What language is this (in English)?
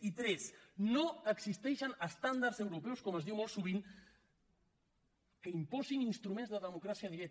Catalan